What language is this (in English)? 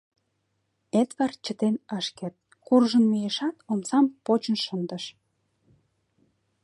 Mari